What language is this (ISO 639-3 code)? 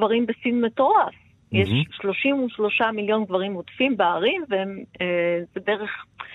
heb